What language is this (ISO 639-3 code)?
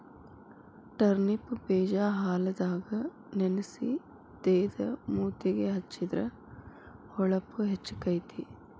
kan